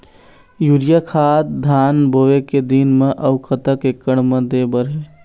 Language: Chhattisgarhi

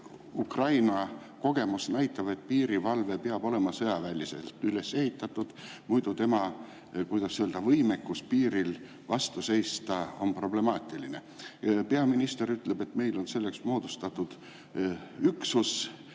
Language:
Estonian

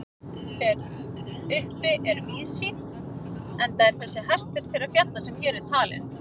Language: Icelandic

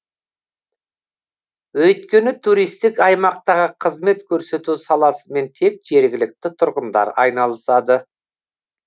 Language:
Kazakh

